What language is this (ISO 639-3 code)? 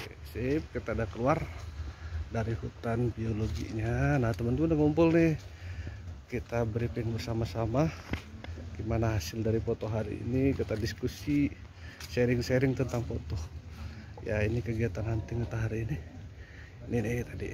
ind